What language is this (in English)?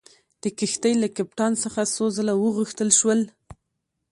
Pashto